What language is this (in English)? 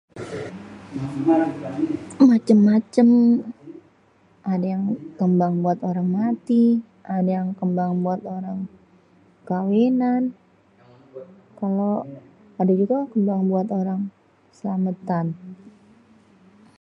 Betawi